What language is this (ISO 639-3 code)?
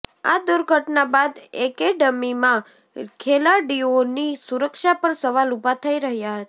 guj